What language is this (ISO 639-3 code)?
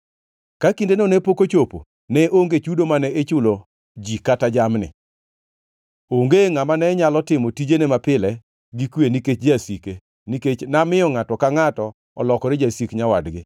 luo